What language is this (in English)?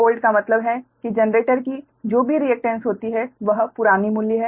Hindi